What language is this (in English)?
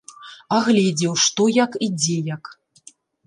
Belarusian